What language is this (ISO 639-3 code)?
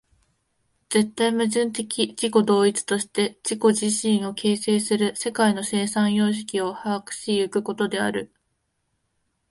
jpn